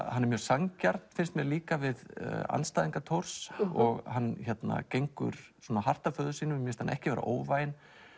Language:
Icelandic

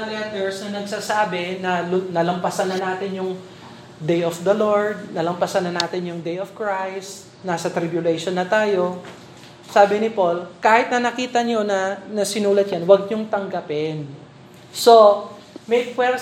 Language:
Filipino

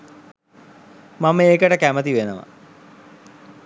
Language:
Sinhala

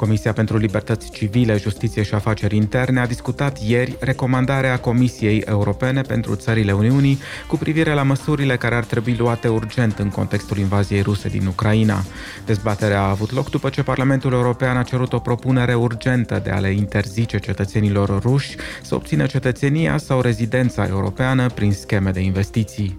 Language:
Romanian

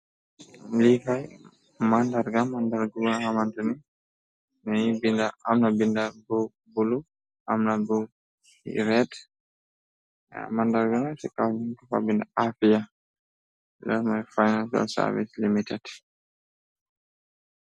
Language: Wolof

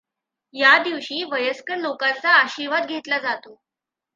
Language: Marathi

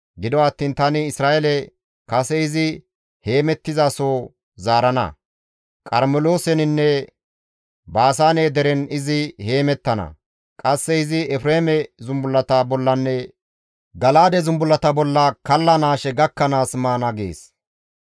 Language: Gamo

